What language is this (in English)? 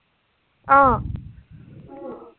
Assamese